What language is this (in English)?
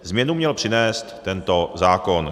Czech